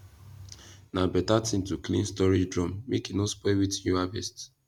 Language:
Nigerian Pidgin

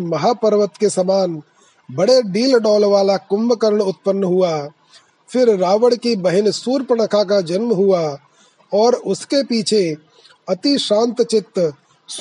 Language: Hindi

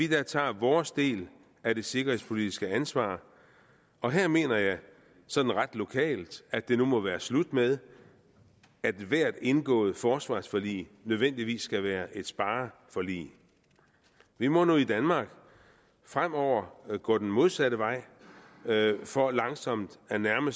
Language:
Danish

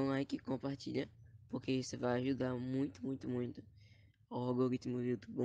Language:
Portuguese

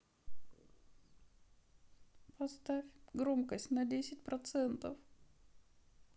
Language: Russian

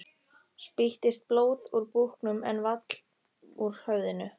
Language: Icelandic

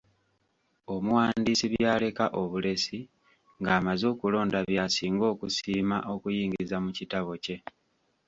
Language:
Ganda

